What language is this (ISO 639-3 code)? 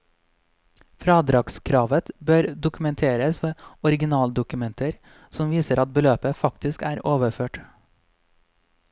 nor